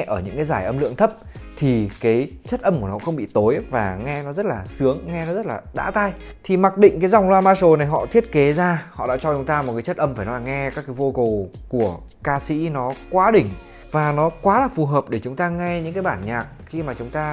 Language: Vietnamese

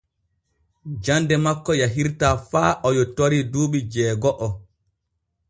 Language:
Borgu Fulfulde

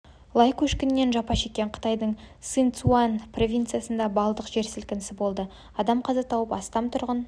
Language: Kazakh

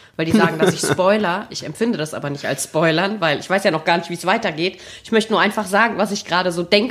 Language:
German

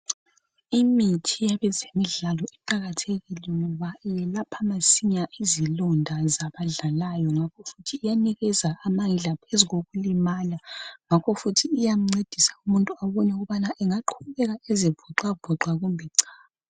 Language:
North Ndebele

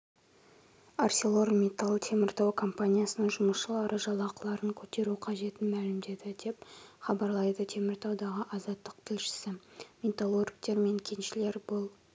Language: Kazakh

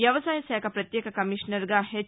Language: Telugu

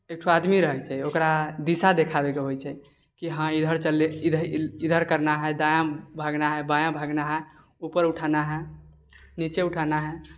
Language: Maithili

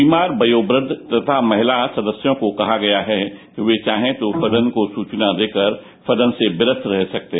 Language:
Hindi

